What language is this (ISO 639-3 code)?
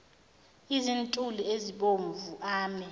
zul